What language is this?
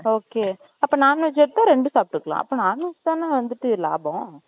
Tamil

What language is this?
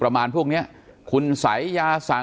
Thai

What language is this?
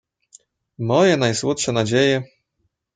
Polish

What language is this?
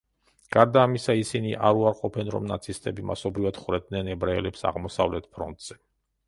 Georgian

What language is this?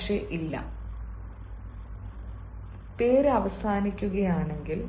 Malayalam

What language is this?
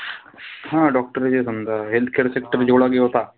Marathi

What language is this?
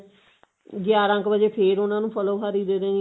Punjabi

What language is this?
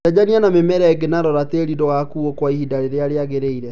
Kikuyu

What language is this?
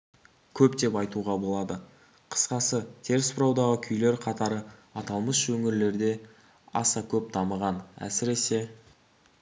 Kazakh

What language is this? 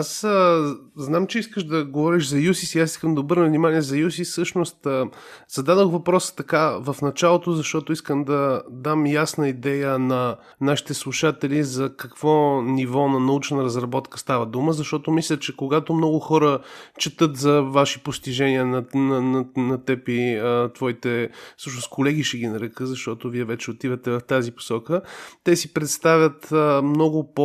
Bulgarian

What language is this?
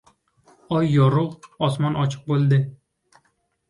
Uzbek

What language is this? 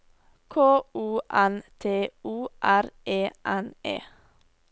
Norwegian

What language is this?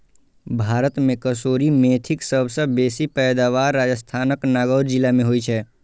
Maithili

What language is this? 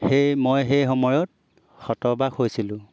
Assamese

